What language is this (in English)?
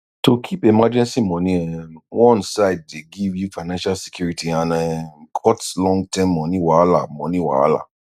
Nigerian Pidgin